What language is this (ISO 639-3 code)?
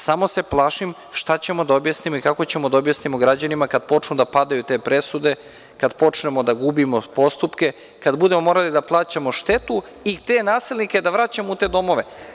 srp